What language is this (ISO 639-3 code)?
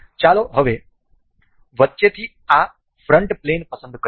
guj